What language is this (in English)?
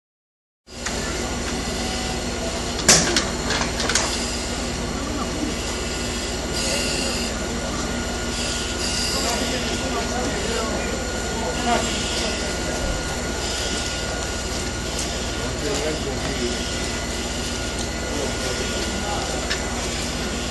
Italian